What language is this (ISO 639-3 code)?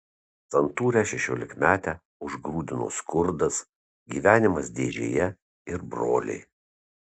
lit